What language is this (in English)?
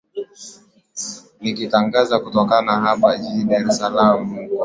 Swahili